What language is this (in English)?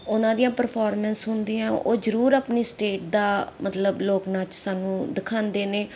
Punjabi